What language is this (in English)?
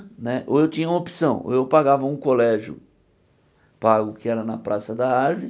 Portuguese